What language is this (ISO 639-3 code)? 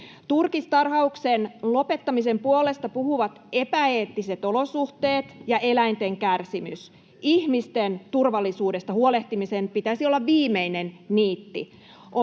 fin